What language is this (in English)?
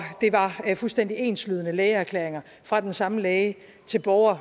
Danish